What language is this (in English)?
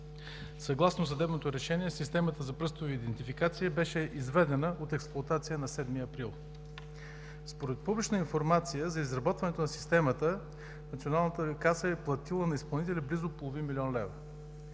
Bulgarian